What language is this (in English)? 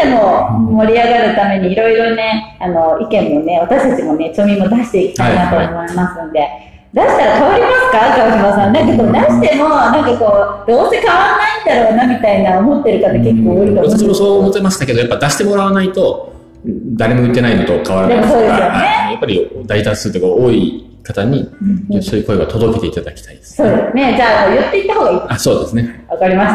Japanese